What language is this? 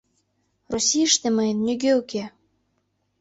Mari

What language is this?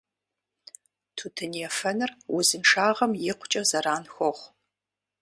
Kabardian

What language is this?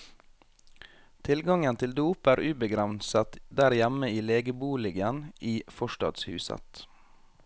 Norwegian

